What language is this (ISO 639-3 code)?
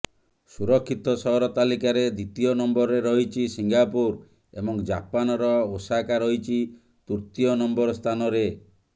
ori